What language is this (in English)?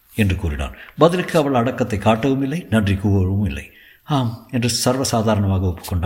Tamil